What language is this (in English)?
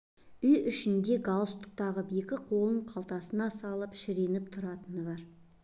Kazakh